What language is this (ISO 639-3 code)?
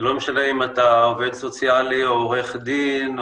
heb